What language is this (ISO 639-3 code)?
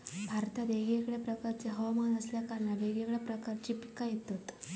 mar